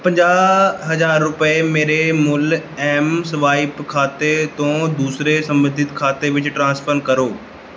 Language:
Punjabi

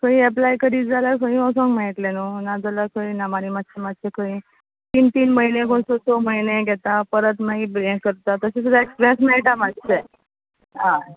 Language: Konkani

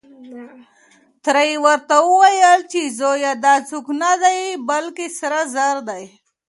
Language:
Pashto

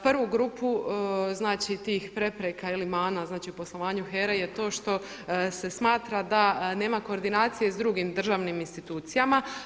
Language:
Croatian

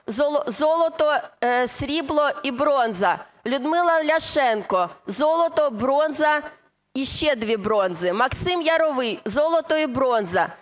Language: Ukrainian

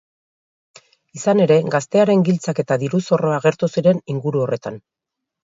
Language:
Basque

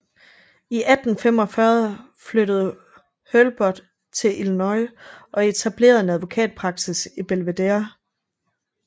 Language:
Danish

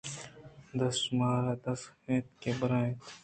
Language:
Eastern Balochi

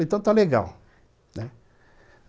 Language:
Portuguese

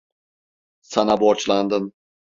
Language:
Turkish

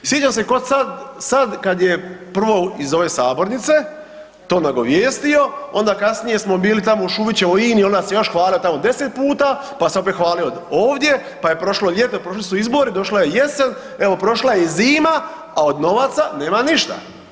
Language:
Croatian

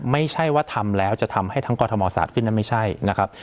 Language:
Thai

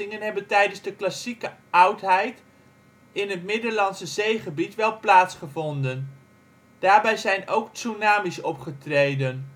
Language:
Dutch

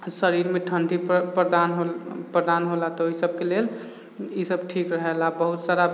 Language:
Maithili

